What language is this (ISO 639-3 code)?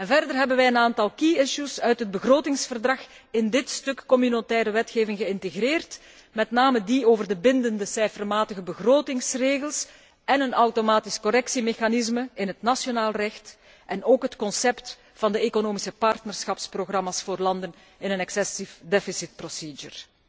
nld